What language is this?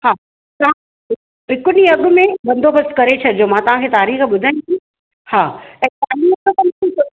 Sindhi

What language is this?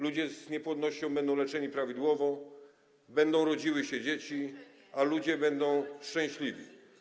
Polish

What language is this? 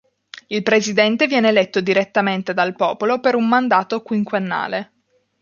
Italian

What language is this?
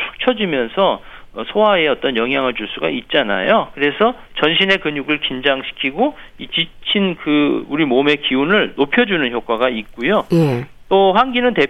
Korean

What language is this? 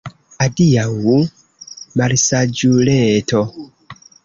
Esperanto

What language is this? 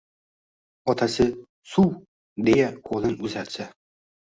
Uzbek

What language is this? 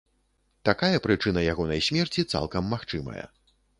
Belarusian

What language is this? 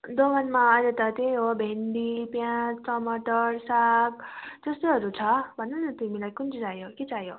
Nepali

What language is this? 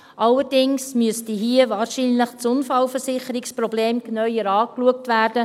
Swiss German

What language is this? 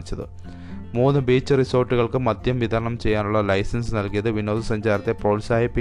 Malayalam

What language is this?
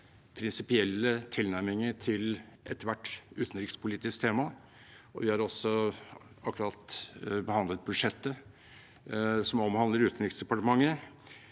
Norwegian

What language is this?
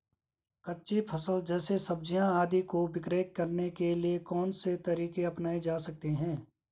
Hindi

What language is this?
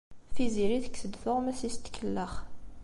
Kabyle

